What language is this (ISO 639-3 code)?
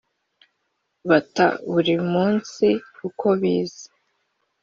kin